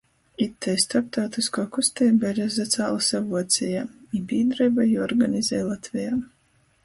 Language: Latgalian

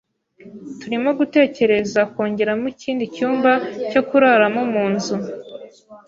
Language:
Kinyarwanda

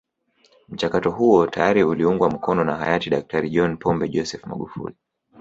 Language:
Swahili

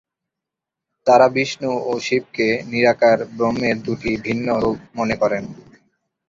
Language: Bangla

